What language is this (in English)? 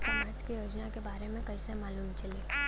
Bhojpuri